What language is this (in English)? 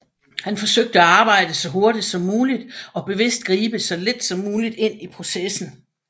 Danish